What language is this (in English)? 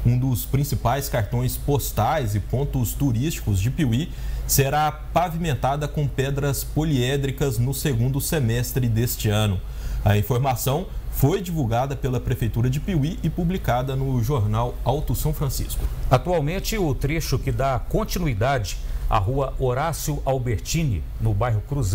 Portuguese